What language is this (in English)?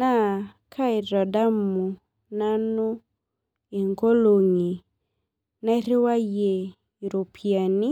Masai